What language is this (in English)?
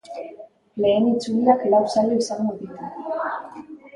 Basque